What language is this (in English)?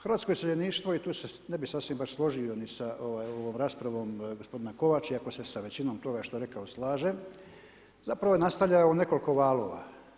Croatian